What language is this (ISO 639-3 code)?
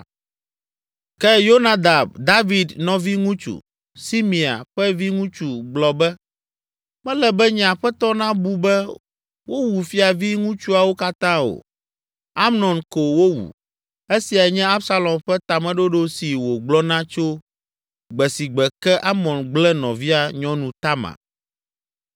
ewe